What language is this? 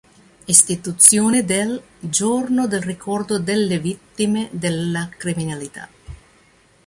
Italian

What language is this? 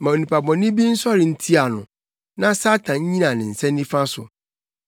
Akan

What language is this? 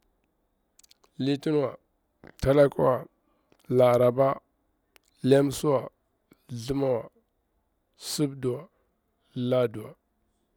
Bura-Pabir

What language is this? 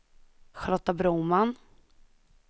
Swedish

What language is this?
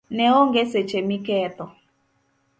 Luo (Kenya and Tanzania)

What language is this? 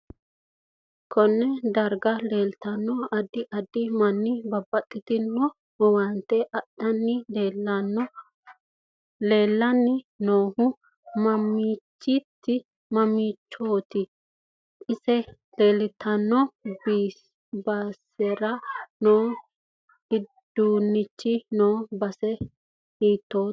Sidamo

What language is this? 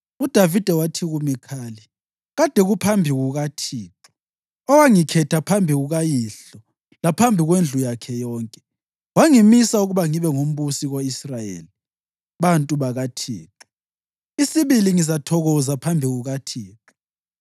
North Ndebele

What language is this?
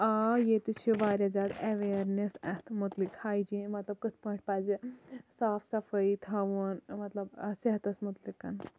Kashmiri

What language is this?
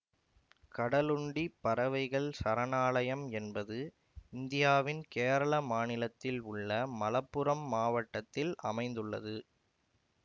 Tamil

